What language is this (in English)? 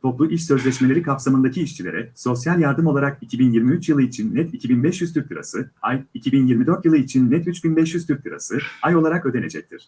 Turkish